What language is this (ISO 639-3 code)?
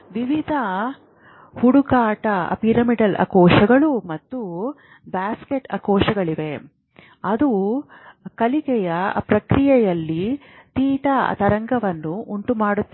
kan